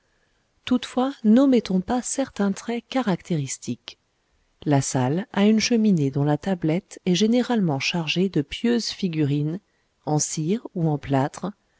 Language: French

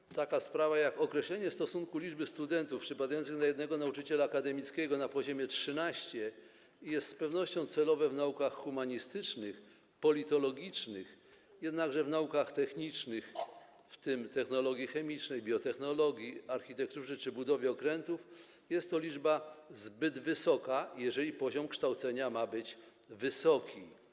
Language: Polish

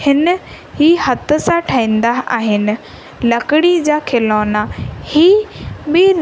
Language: Sindhi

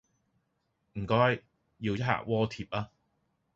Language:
Cantonese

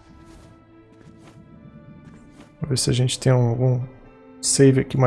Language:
Portuguese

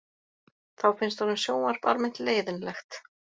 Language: Icelandic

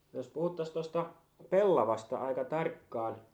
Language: Finnish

